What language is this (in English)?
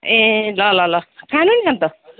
Nepali